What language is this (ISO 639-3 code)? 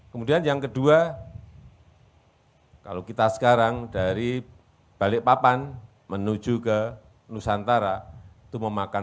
ind